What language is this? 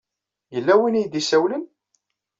Kabyle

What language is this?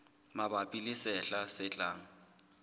Southern Sotho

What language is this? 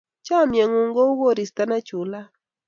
Kalenjin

